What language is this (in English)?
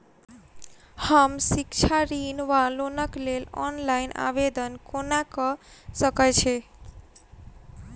Maithili